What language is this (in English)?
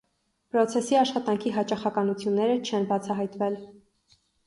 Armenian